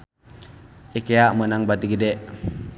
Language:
Sundanese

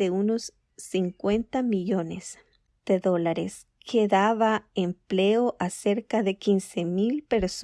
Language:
Spanish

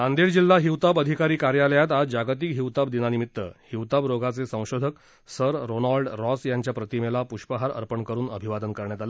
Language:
Marathi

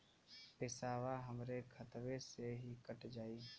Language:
Bhojpuri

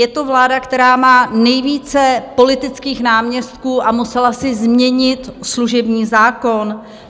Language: Czech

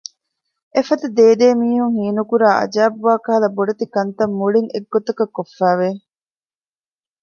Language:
Divehi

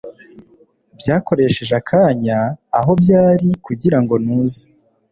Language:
Kinyarwanda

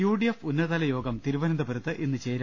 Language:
Malayalam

